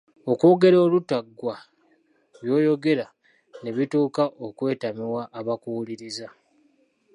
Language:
Ganda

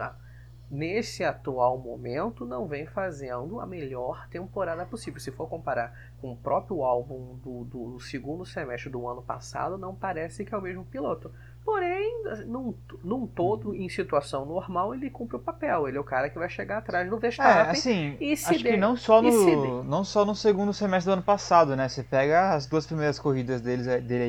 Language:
Portuguese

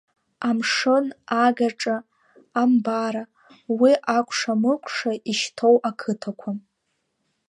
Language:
Abkhazian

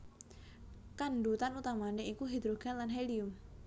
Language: Javanese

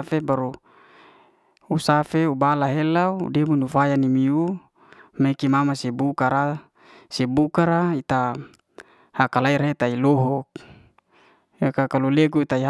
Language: Liana-Seti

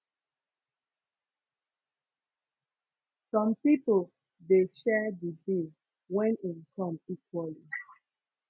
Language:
Nigerian Pidgin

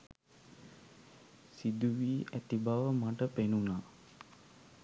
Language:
Sinhala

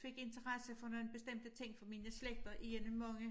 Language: Danish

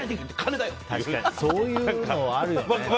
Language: Japanese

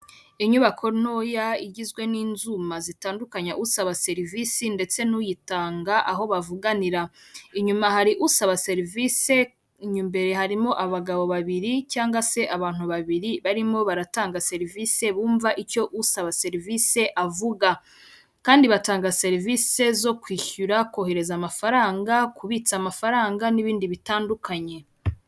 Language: Kinyarwanda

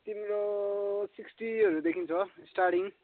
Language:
Nepali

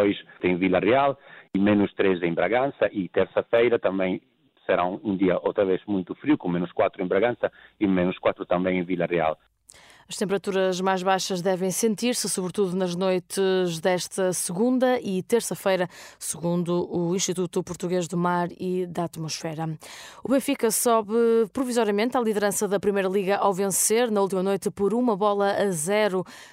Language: Portuguese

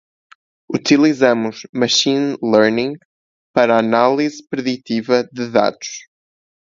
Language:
Portuguese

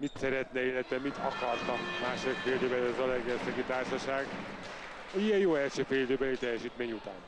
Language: Hungarian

